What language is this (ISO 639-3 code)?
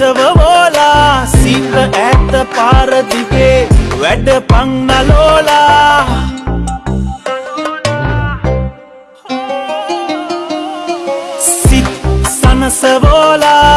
sin